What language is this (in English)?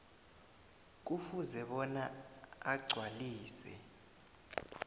South Ndebele